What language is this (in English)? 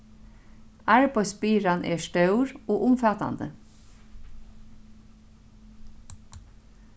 Faroese